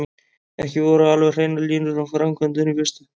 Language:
Icelandic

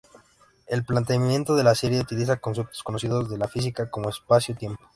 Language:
Spanish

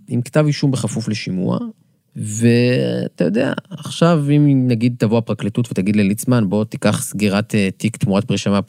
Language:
Hebrew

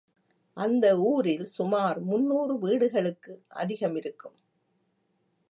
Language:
Tamil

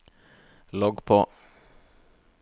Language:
Norwegian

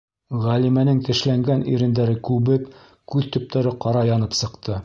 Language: Bashkir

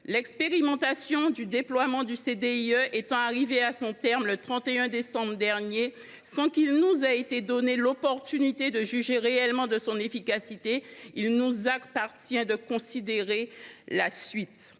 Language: French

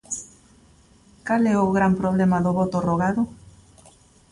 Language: Galician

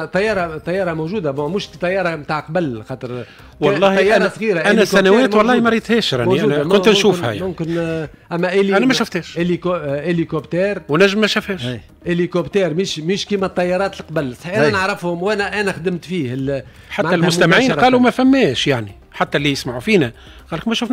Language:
Arabic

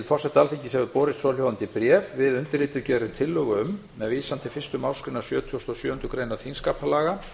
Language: Icelandic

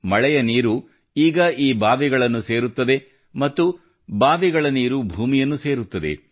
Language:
Kannada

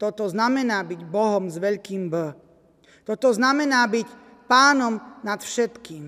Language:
Slovak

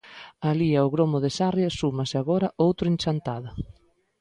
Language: Galician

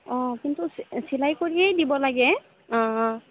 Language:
Assamese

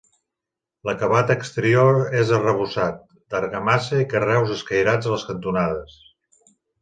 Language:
Catalan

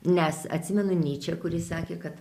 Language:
Lithuanian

